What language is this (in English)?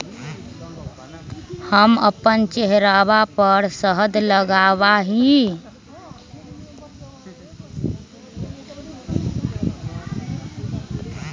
Magahi